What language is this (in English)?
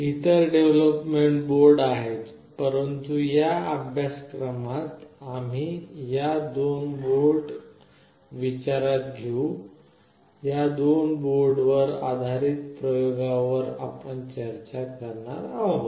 Marathi